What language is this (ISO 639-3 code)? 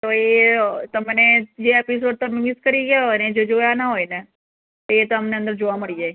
guj